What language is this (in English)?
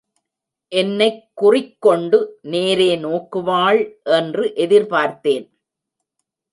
Tamil